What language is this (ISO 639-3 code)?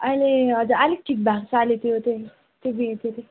nep